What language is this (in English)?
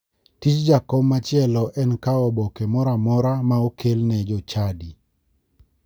Luo (Kenya and Tanzania)